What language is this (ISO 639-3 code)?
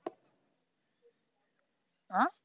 ben